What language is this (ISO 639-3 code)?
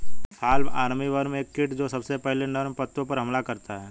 hin